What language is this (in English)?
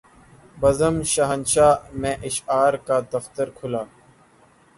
Urdu